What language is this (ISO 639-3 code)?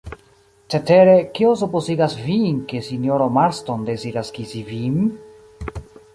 epo